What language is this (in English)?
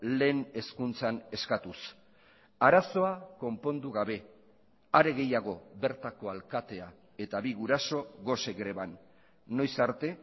Basque